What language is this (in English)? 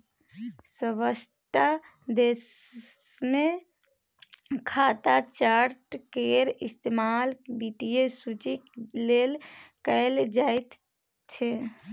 Maithili